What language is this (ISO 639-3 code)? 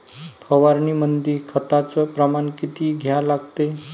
mar